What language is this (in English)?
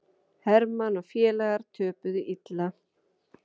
Icelandic